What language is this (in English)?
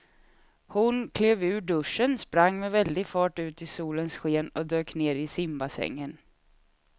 Swedish